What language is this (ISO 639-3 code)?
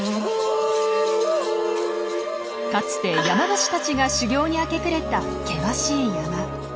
jpn